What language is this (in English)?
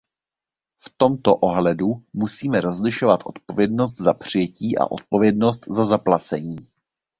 Czech